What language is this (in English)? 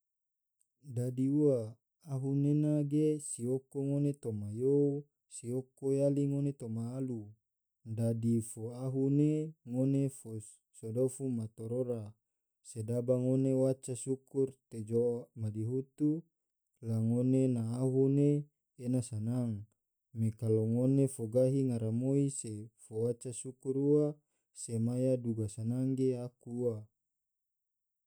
Tidore